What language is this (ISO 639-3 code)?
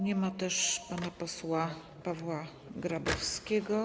pol